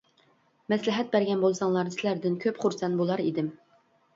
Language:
Uyghur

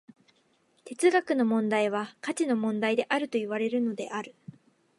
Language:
Japanese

